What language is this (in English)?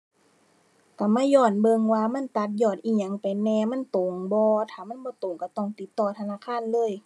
Thai